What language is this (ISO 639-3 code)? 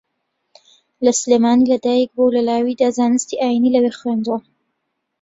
ckb